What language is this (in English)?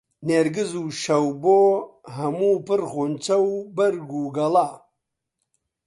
Central Kurdish